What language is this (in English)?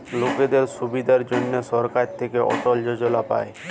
Bangla